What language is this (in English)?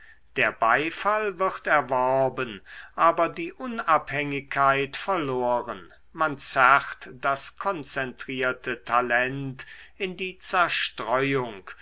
German